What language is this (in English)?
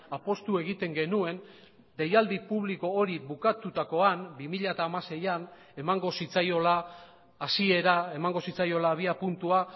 Basque